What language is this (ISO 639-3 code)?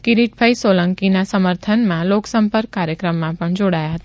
guj